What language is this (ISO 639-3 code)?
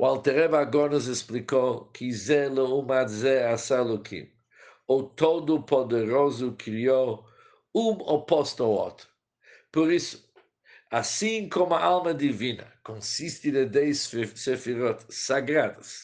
por